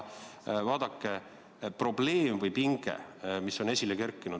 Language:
Estonian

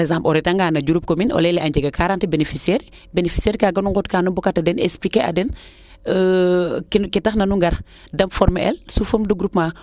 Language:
Serer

